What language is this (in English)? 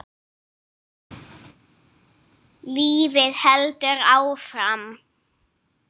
Icelandic